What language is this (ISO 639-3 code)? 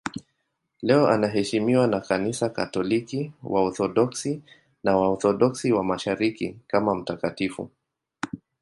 swa